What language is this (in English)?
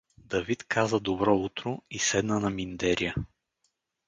Bulgarian